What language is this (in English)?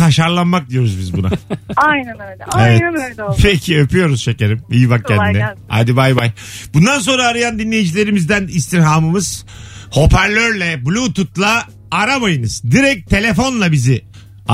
Turkish